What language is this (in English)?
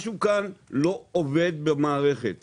Hebrew